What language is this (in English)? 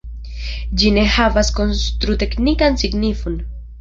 Esperanto